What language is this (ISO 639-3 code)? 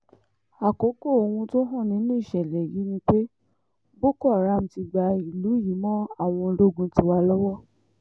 yor